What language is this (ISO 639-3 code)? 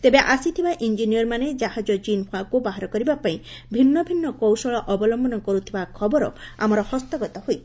ori